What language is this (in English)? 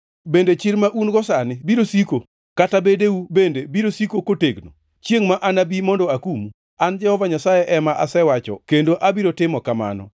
Luo (Kenya and Tanzania)